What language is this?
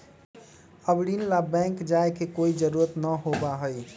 Magahi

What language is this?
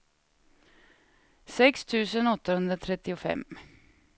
Swedish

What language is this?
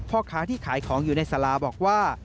Thai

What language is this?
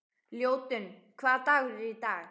Icelandic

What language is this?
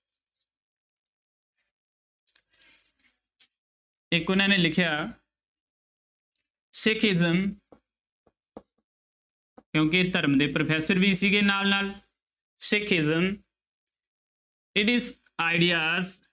Punjabi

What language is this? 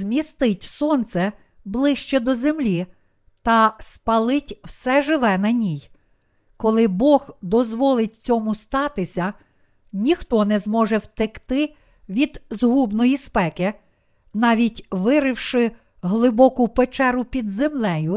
Ukrainian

